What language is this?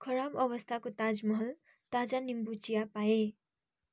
Nepali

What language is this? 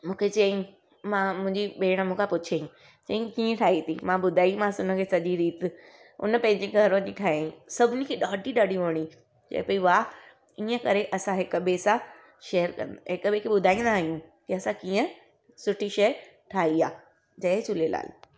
Sindhi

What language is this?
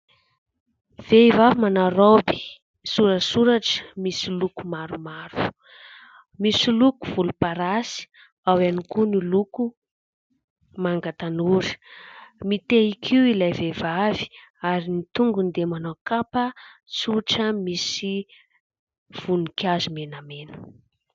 Malagasy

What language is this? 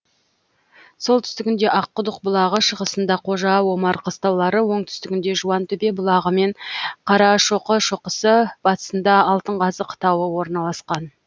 Kazakh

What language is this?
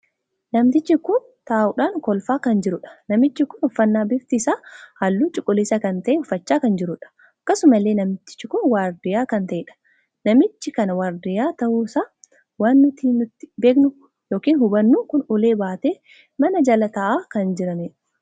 Oromo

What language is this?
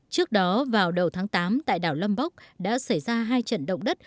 Vietnamese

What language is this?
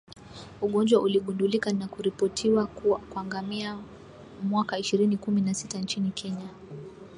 Swahili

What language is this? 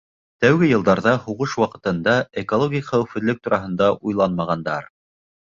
Bashkir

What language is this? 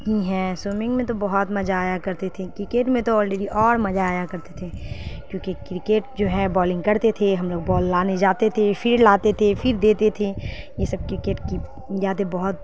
Urdu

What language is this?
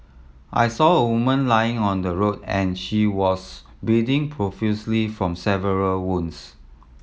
English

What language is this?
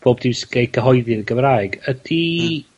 Welsh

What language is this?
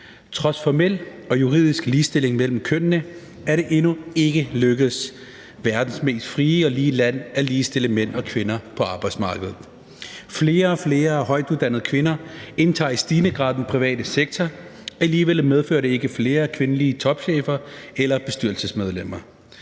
Danish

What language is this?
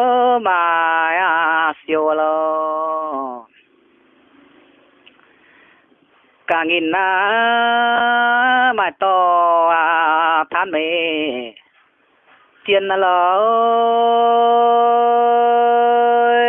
Indonesian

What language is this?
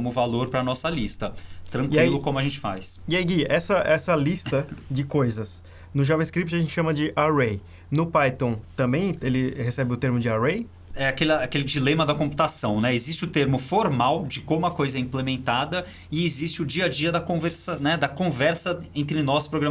Portuguese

